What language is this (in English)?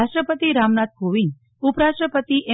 Gujarati